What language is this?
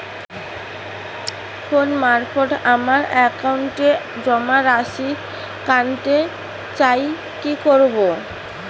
Bangla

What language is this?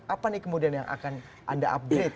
Indonesian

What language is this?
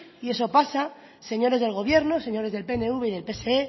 Spanish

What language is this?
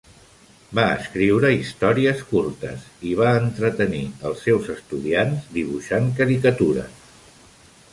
Catalan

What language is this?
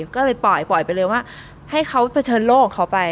Thai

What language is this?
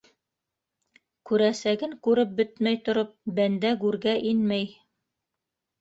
Bashkir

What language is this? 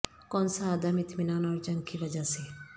Urdu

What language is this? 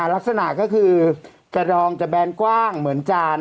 Thai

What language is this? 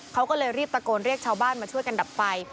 Thai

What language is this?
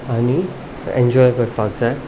Konkani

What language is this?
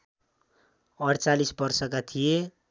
Nepali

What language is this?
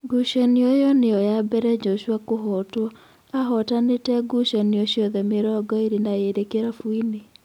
Kikuyu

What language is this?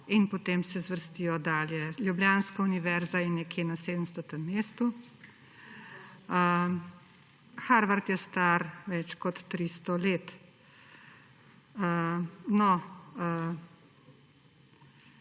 Slovenian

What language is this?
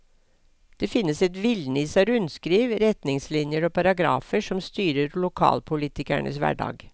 Norwegian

